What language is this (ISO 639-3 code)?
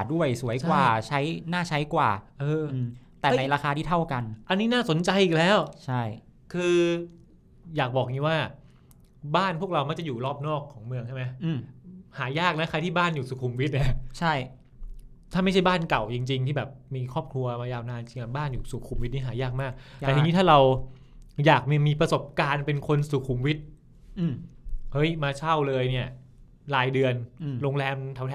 tha